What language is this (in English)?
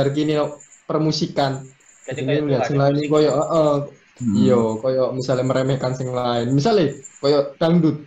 Indonesian